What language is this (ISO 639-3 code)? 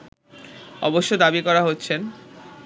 ben